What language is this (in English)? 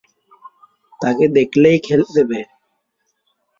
Bangla